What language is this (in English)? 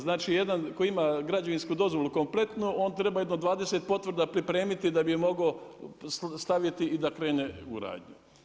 Croatian